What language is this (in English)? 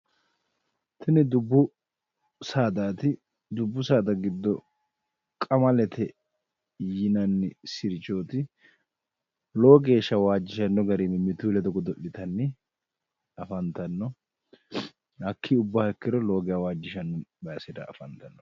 Sidamo